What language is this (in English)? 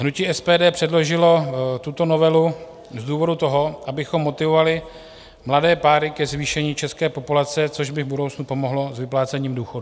Czech